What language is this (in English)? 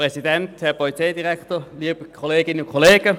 Swiss German